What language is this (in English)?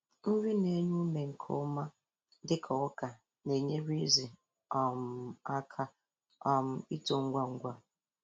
Igbo